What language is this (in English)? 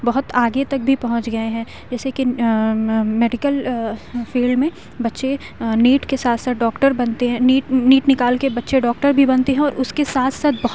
Urdu